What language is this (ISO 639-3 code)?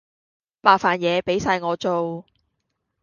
yue